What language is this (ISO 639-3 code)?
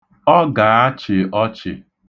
ibo